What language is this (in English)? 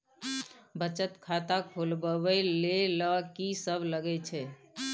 Maithili